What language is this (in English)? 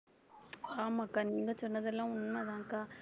Tamil